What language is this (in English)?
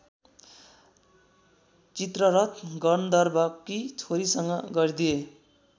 Nepali